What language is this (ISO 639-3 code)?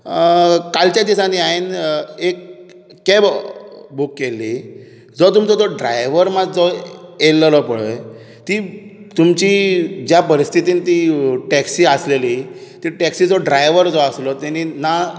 kok